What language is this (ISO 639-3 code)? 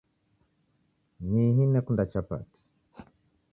dav